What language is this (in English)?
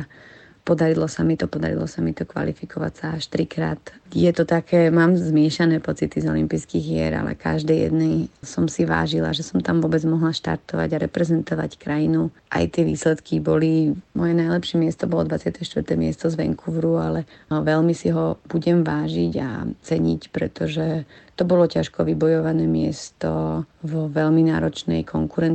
Slovak